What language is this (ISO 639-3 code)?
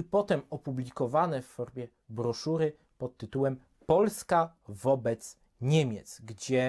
pol